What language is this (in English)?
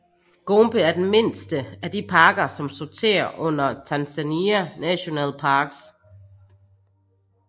Danish